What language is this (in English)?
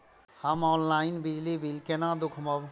Maithili